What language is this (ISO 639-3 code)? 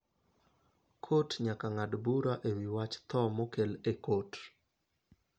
luo